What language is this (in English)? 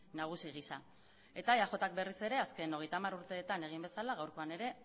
Basque